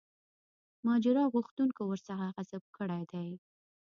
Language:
Pashto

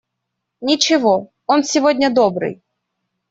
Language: Russian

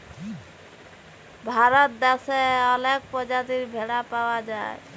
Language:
Bangla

